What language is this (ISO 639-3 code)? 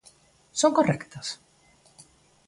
glg